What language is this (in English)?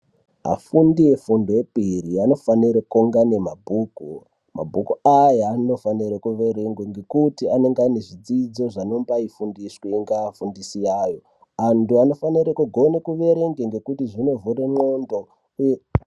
Ndau